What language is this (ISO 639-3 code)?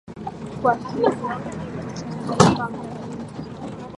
swa